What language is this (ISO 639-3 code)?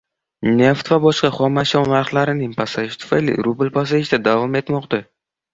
uzb